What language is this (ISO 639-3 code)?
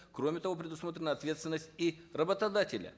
kaz